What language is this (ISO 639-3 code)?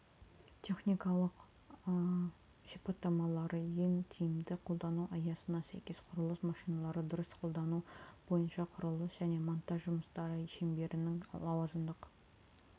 kaz